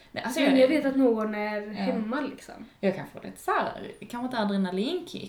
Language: Swedish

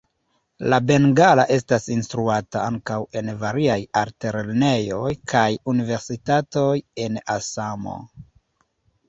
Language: Esperanto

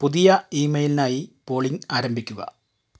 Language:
Malayalam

